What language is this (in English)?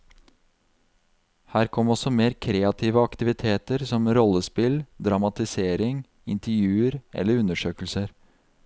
Norwegian